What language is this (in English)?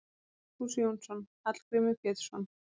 Icelandic